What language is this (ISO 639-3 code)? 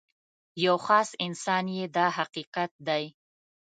pus